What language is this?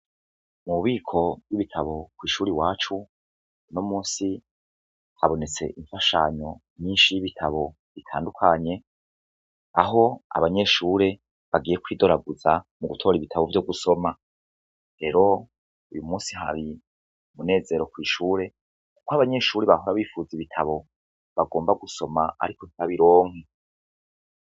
Rundi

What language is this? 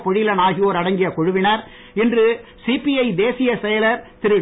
Tamil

